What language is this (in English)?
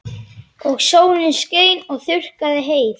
Icelandic